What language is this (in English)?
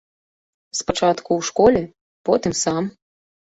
Belarusian